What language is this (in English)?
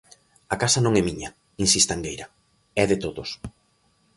Galician